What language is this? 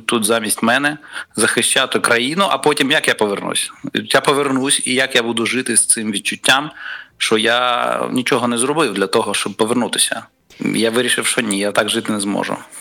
Ukrainian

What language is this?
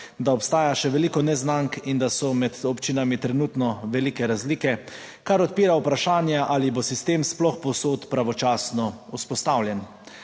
Slovenian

